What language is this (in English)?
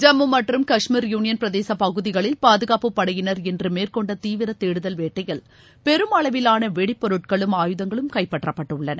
Tamil